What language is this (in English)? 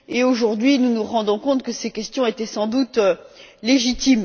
French